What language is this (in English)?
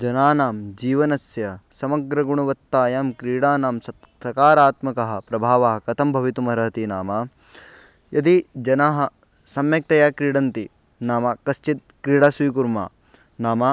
Sanskrit